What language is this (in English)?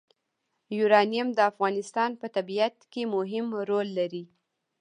Pashto